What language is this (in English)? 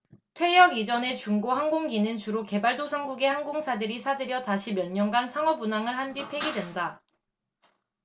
Korean